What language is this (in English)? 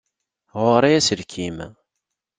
Kabyle